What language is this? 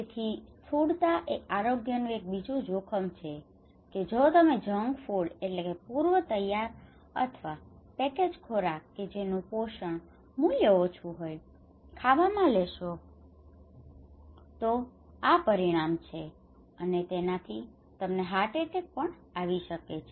Gujarati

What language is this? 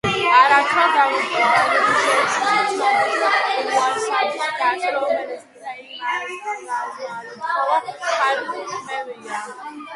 Georgian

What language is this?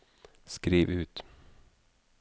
Norwegian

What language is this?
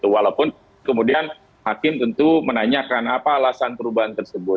Indonesian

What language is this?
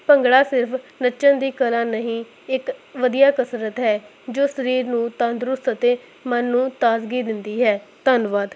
Punjabi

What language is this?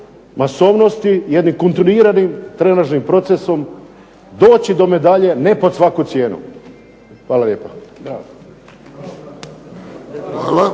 Croatian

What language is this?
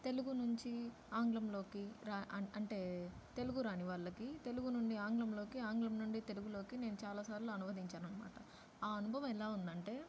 Telugu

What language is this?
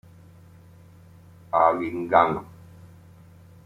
Spanish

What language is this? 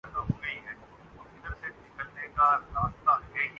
Urdu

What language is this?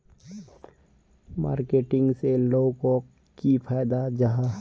Magahi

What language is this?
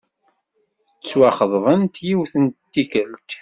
Kabyle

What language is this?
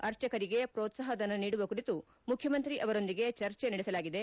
Kannada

